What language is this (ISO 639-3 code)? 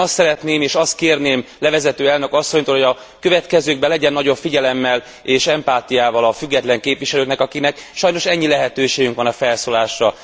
hun